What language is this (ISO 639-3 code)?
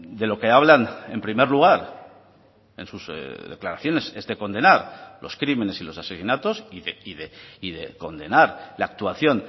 spa